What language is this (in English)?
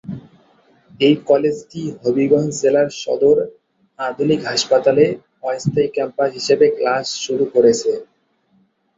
Bangla